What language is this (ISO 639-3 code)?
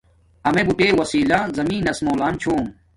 dmk